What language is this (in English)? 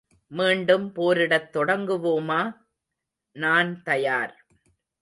Tamil